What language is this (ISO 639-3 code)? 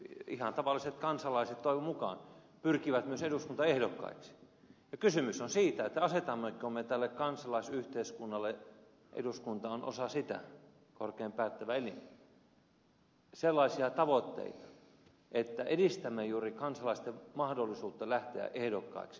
fin